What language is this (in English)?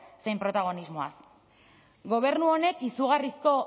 Basque